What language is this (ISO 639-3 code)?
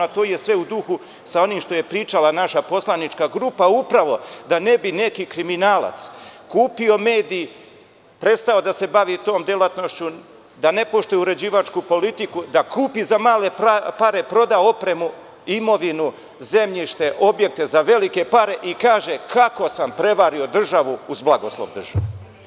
srp